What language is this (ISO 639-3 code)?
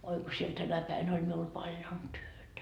fin